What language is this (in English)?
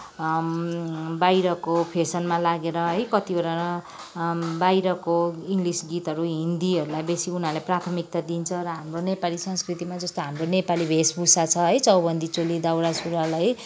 Nepali